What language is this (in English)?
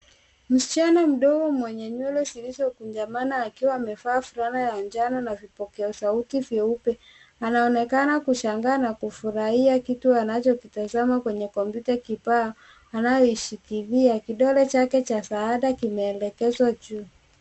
Swahili